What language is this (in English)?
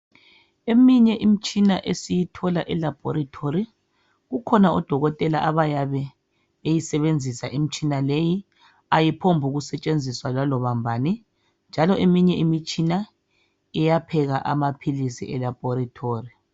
North Ndebele